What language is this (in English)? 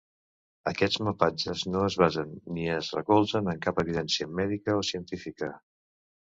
Catalan